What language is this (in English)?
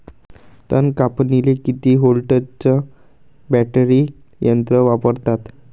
Marathi